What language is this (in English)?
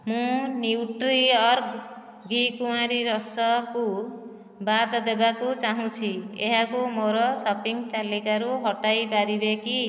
Odia